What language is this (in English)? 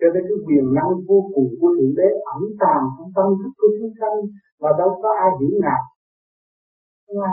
Vietnamese